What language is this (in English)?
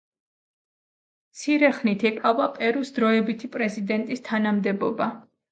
Georgian